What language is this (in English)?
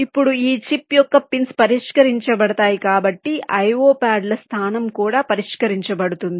Telugu